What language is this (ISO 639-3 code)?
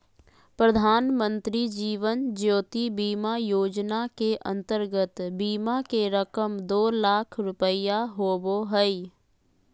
mag